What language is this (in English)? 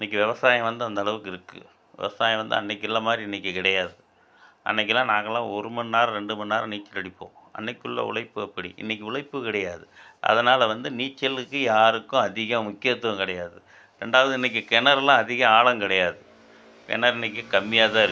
Tamil